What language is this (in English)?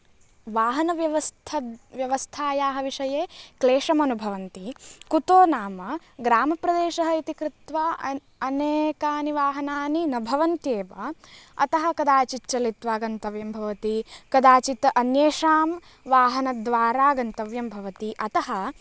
Sanskrit